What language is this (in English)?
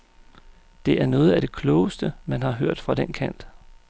Danish